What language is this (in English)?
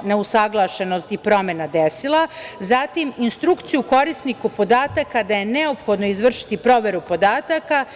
Serbian